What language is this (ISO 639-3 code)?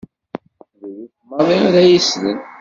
kab